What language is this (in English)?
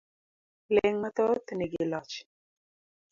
Luo (Kenya and Tanzania)